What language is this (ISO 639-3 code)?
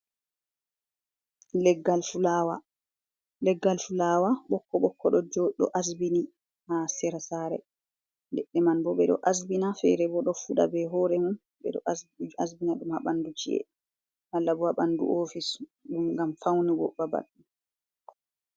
ful